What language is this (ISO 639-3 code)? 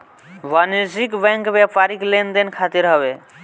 bho